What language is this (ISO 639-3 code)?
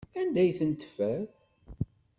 kab